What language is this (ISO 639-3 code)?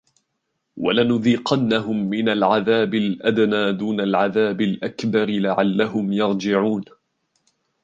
ara